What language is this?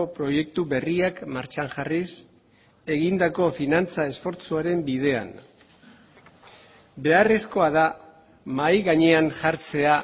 Basque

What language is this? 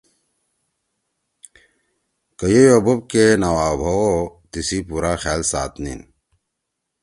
Torwali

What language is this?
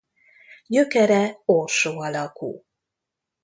Hungarian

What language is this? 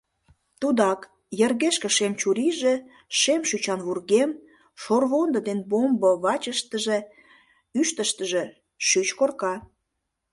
Mari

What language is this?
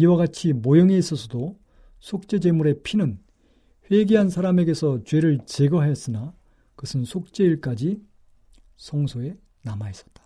Korean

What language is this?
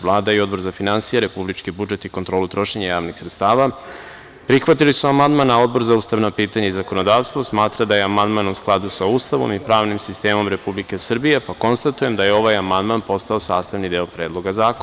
Serbian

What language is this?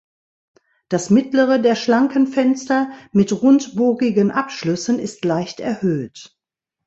German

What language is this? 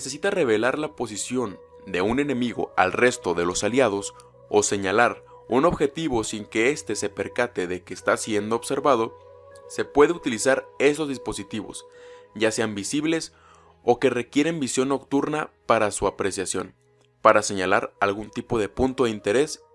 Spanish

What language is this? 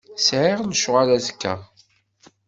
Kabyle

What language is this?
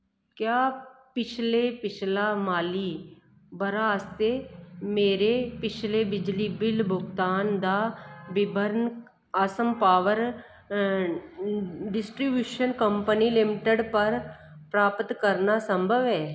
Dogri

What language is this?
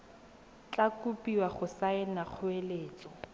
Tswana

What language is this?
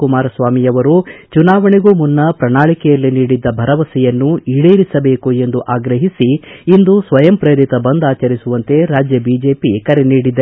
Kannada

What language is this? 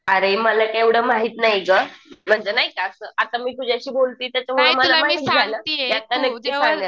Marathi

